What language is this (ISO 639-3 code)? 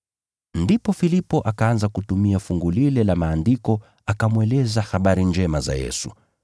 swa